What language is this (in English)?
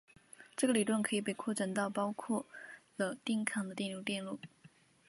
Chinese